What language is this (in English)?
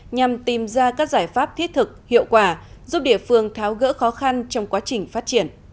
Vietnamese